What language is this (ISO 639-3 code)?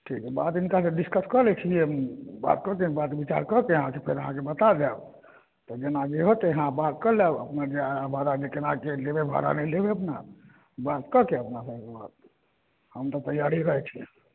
mai